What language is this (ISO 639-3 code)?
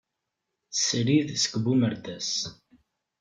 kab